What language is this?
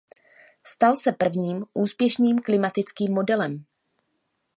Czech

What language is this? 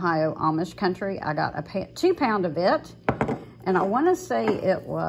English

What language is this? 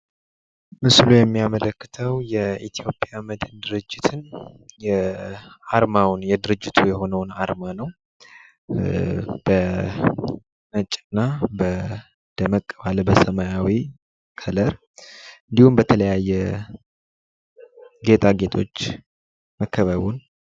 Amharic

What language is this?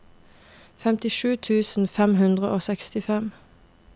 Norwegian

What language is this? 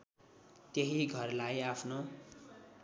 Nepali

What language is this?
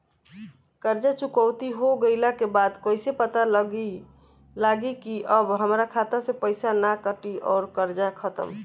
Bhojpuri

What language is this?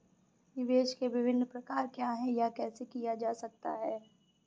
Hindi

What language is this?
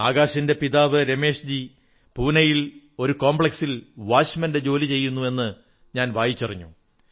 Malayalam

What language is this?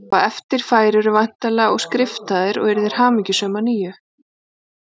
Icelandic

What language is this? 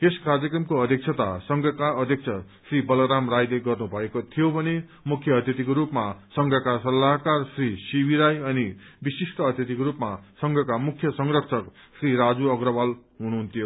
Nepali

